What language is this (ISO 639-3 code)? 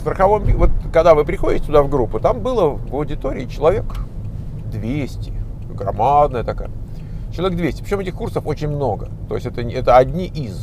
rus